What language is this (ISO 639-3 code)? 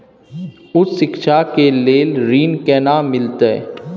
mai